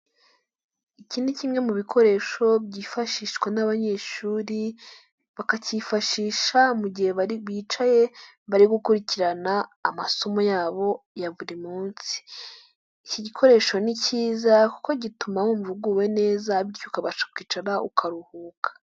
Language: Kinyarwanda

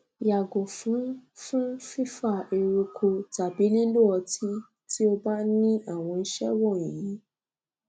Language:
Yoruba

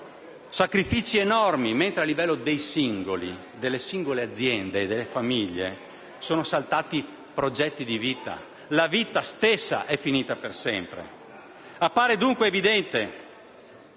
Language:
Italian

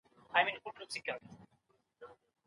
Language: Pashto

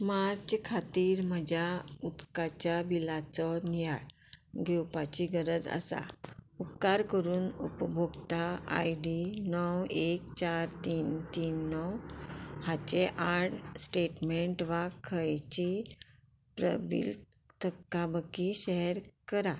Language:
Konkani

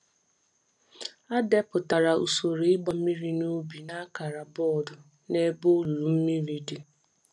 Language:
Igbo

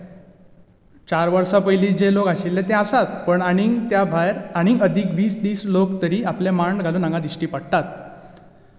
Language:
Konkani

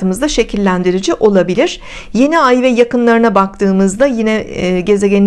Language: Turkish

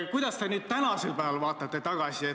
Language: Estonian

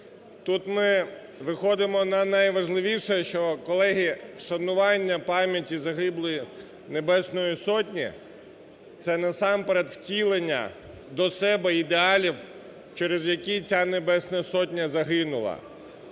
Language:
Ukrainian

